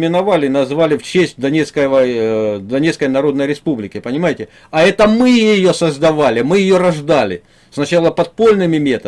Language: Russian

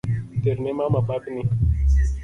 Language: Luo (Kenya and Tanzania)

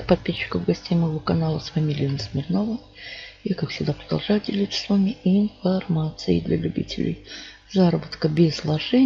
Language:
Russian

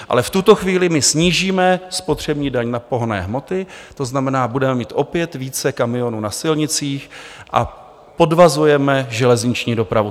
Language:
Czech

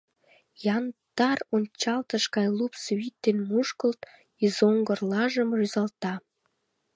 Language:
Mari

